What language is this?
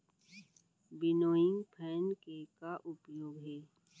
Chhattisgarhi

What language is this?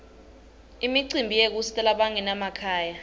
Swati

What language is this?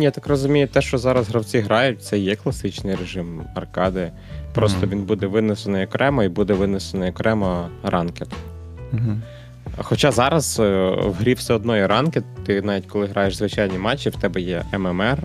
Ukrainian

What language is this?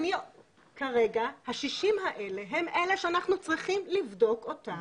Hebrew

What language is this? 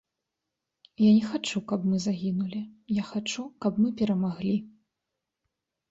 Belarusian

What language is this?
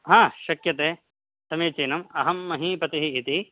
Sanskrit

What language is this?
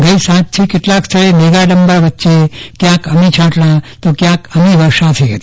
Gujarati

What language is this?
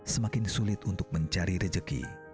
Indonesian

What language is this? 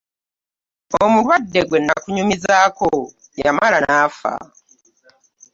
Ganda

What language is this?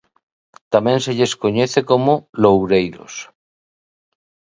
Galician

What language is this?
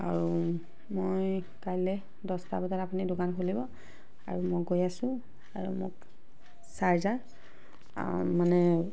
Assamese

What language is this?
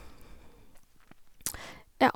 Norwegian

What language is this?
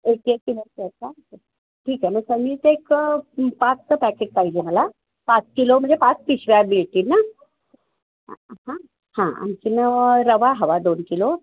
Marathi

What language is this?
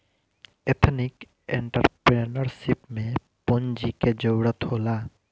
Bhojpuri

